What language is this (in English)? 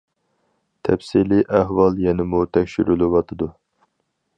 Uyghur